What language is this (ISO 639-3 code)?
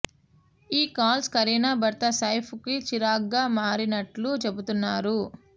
tel